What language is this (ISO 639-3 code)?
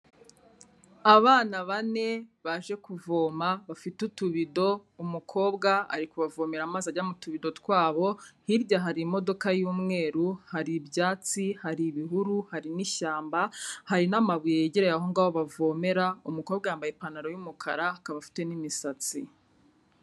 kin